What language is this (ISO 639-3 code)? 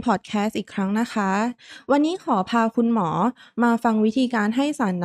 tha